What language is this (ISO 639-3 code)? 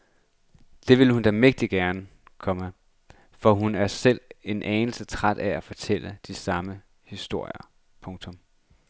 dan